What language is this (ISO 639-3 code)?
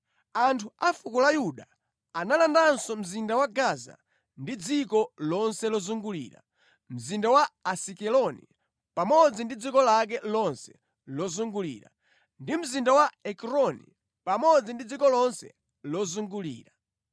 nya